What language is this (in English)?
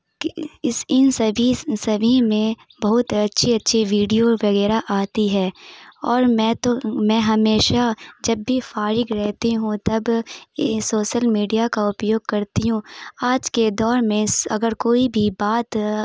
Urdu